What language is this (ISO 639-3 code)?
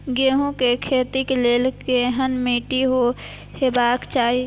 mai